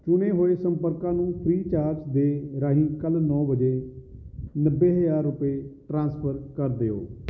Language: Punjabi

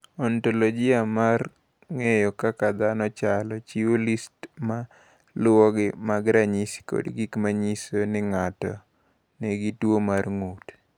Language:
Luo (Kenya and Tanzania)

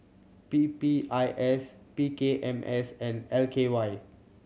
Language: English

